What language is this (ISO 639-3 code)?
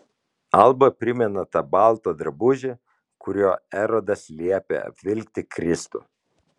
lit